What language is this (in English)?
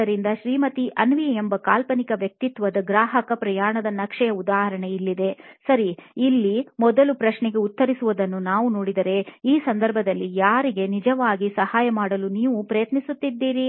Kannada